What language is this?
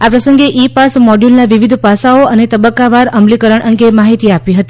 Gujarati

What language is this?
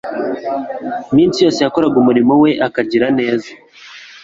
Kinyarwanda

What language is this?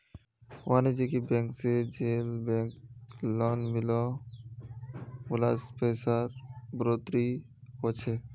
Magahi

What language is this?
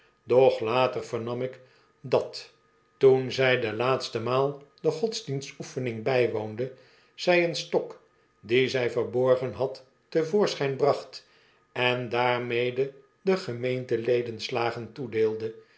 Dutch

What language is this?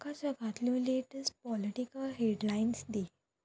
Konkani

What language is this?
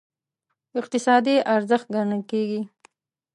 Pashto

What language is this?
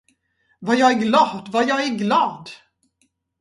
Swedish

